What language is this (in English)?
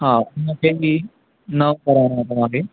Sindhi